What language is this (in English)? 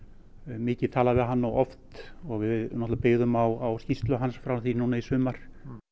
Icelandic